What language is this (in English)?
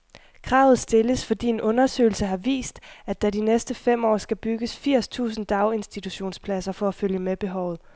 Danish